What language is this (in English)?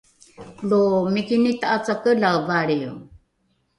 Rukai